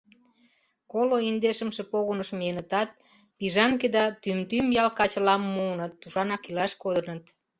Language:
Mari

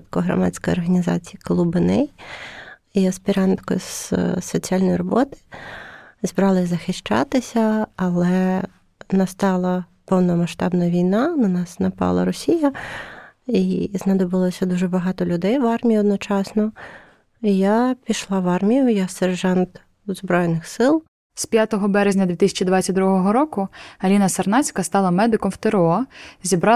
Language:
Ukrainian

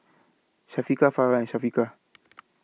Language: English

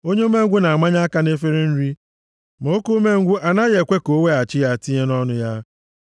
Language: Igbo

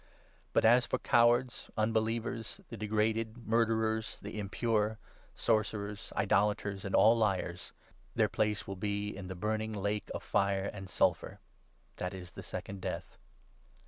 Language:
English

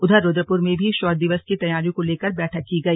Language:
Hindi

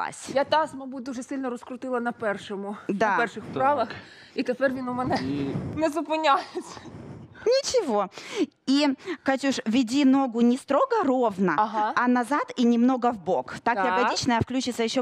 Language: Russian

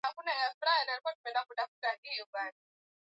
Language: Swahili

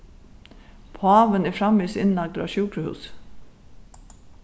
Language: Faroese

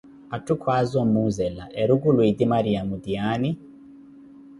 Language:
Koti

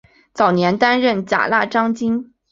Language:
Chinese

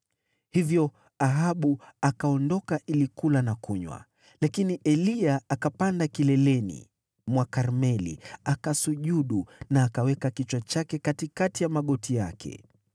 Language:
Swahili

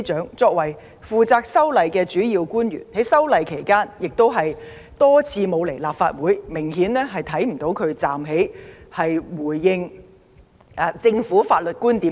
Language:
Cantonese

